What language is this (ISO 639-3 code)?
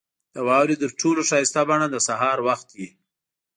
pus